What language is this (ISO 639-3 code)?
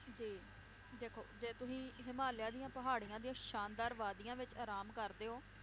pan